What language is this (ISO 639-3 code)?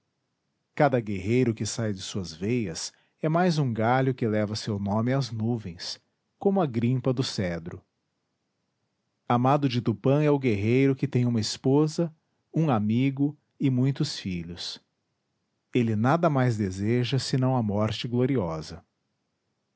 por